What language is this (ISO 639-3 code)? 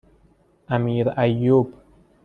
fas